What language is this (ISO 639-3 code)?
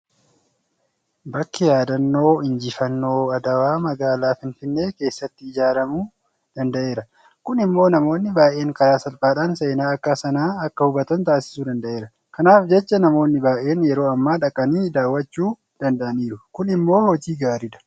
orm